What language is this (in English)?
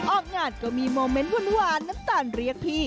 Thai